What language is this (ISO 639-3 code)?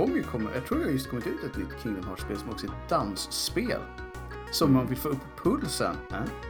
swe